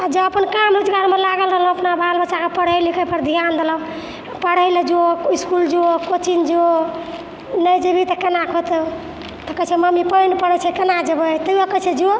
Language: Maithili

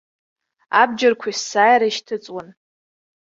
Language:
Abkhazian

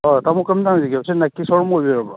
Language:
Manipuri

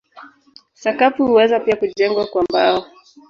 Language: Swahili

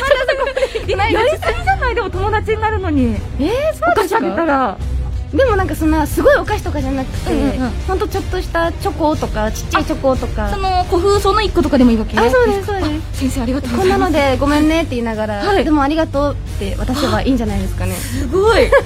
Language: Japanese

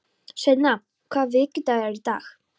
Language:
Icelandic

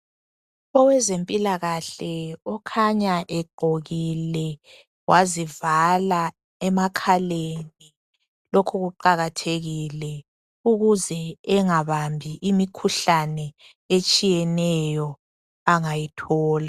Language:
North Ndebele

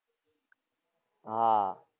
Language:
Gujarati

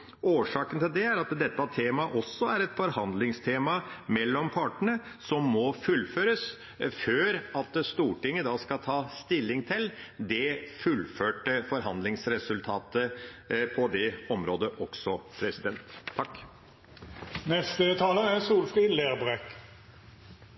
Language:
Norwegian Bokmål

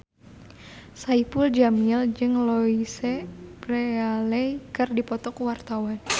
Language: Sundanese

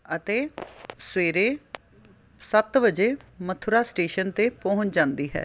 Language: Punjabi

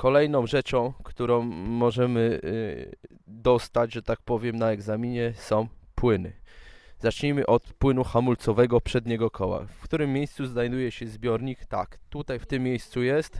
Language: Polish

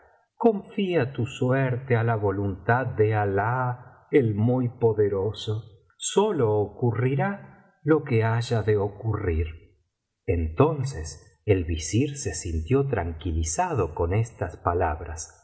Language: Spanish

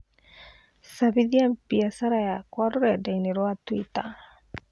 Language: Kikuyu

